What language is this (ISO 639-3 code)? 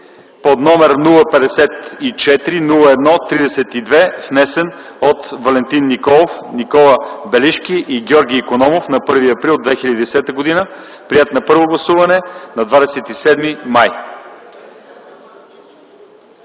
bul